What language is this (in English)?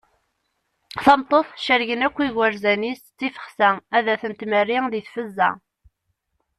Kabyle